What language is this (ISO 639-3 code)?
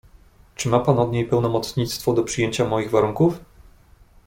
pol